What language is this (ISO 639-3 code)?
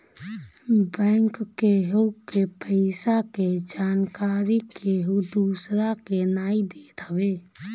bho